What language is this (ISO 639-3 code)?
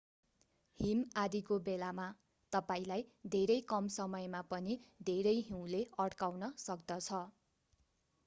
nep